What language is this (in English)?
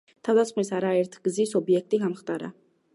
Georgian